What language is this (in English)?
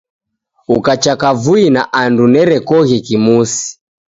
Taita